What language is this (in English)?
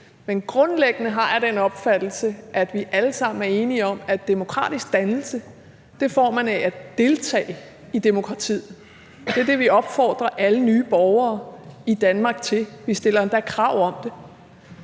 Danish